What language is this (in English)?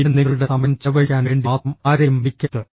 Malayalam